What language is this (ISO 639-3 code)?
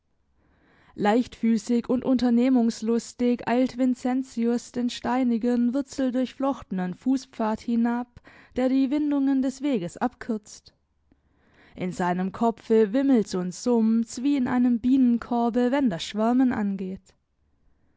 deu